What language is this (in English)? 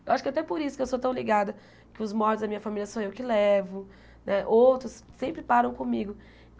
Portuguese